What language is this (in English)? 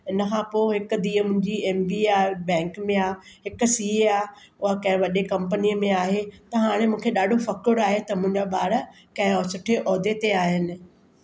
Sindhi